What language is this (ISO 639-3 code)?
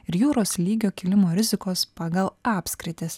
lit